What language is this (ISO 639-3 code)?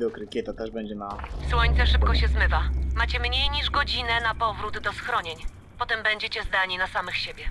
pol